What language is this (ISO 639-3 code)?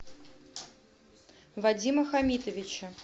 rus